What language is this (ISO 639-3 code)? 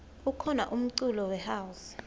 ssw